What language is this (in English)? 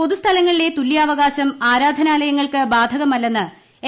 Malayalam